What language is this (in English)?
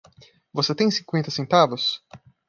Portuguese